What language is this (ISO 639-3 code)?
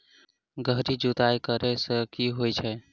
mai